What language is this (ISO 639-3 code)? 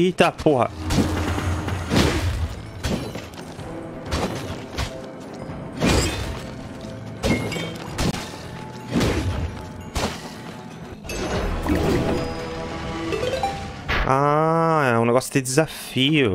por